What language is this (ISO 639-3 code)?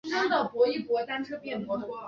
zho